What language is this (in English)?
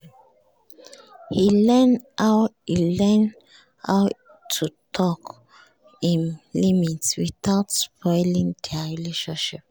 Nigerian Pidgin